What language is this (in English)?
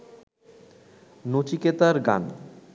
Bangla